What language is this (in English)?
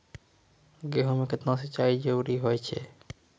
Maithili